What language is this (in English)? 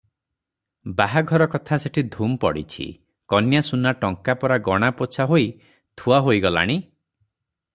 Odia